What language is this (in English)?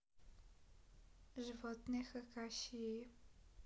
Russian